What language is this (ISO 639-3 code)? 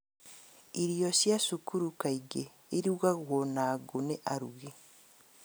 kik